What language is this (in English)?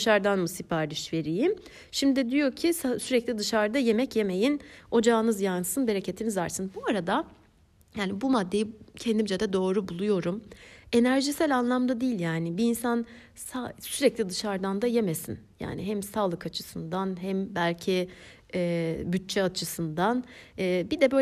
Turkish